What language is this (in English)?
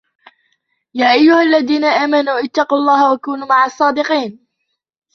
Arabic